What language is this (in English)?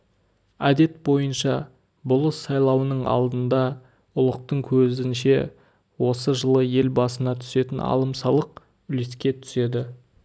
Kazakh